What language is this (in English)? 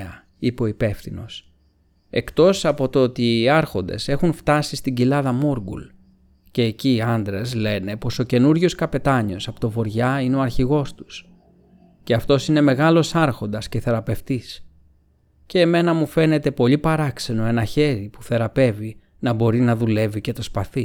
Greek